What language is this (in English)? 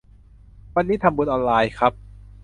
Thai